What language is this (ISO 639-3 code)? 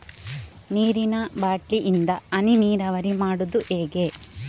kan